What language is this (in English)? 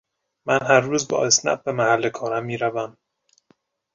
Persian